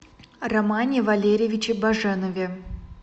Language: Russian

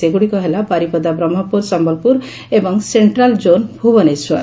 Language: Odia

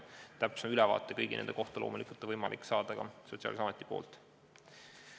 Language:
Estonian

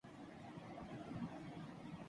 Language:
Urdu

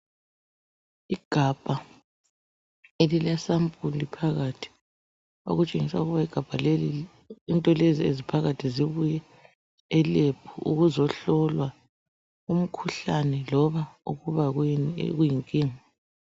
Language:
North Ndebele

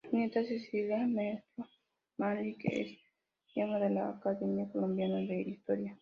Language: Spanish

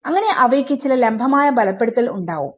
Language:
Malayalam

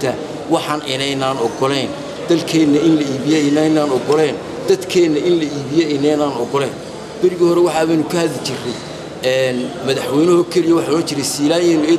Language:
Arabic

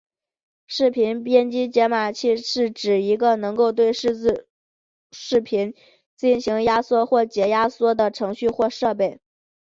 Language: Chinese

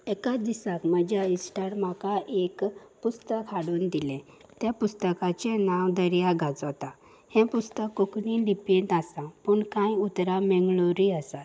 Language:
Konkani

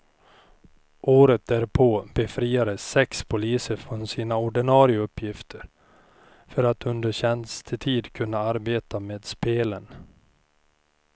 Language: Swedish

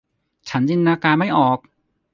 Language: Thai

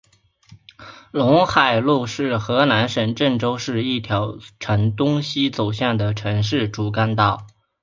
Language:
Chinese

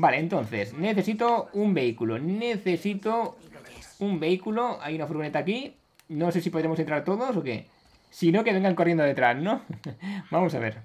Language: Spanish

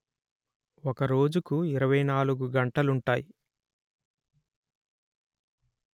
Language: Telugu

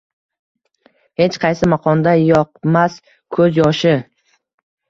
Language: Uzbek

